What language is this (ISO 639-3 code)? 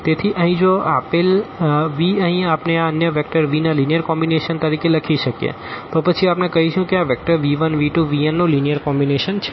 guj